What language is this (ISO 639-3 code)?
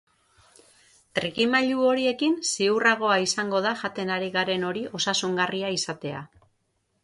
eus